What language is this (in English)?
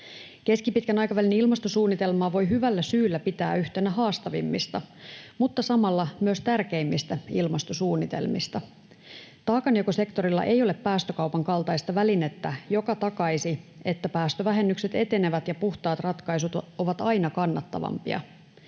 Finnish